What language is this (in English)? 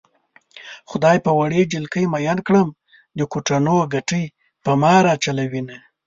Pashto